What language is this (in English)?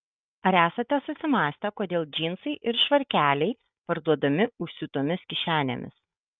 Lithuanian